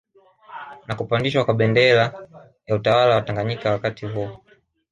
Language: Swahili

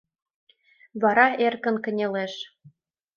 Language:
Mari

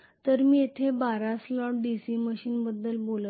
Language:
Marathi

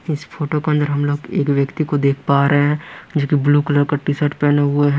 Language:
Hindi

